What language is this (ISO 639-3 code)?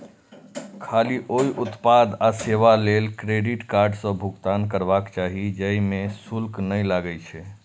mai